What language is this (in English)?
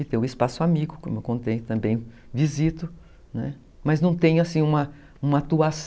Portuguese